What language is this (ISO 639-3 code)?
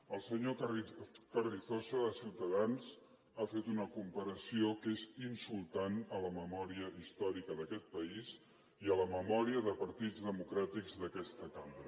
cat